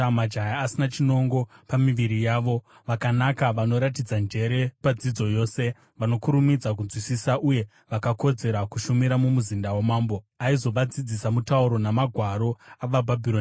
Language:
Shona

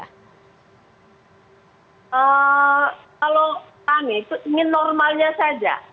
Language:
Indonesian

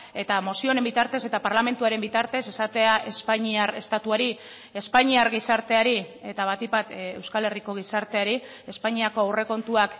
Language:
Basque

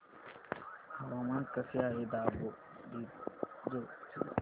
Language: Marathi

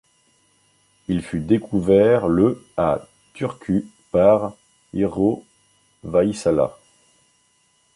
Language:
French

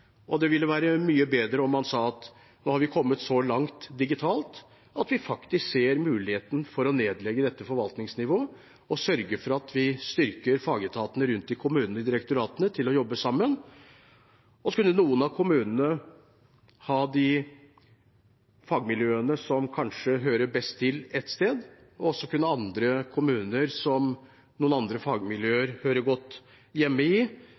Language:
Norwegian Bokmål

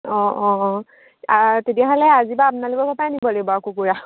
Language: Assamese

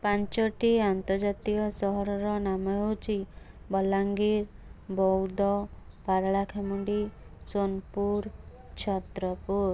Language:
Odia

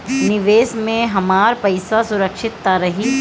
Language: Bhojpuri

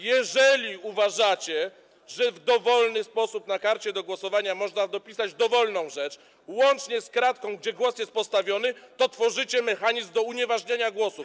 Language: Polish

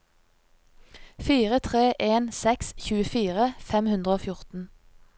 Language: Norwegian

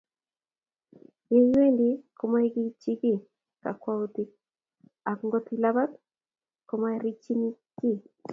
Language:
Kalenjin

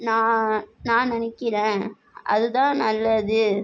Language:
Tamil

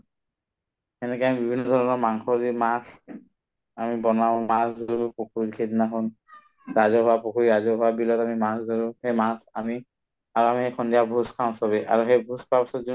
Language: Assamese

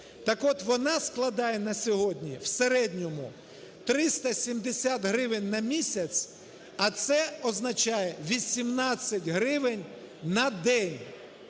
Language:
Ukrainian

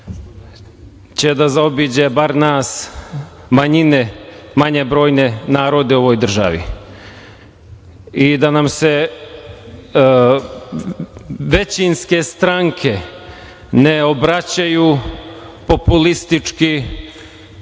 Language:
Serbian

